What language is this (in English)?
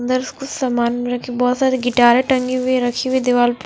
Hindi